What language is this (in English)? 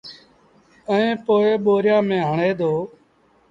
Sindhi Bhil